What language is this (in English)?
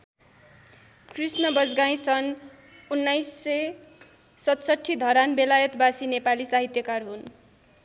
Nepali